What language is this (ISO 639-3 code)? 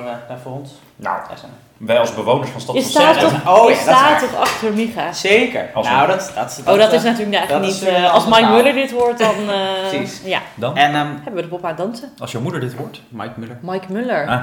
nld